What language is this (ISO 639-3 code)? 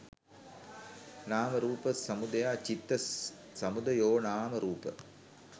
sin